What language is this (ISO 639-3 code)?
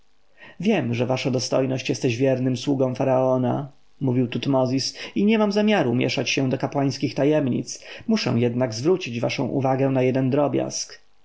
pol